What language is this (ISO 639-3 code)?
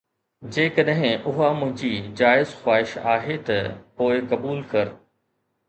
snd